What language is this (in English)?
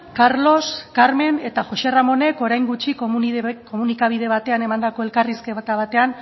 Basque